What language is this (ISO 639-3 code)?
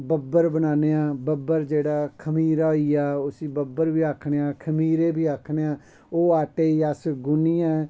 doi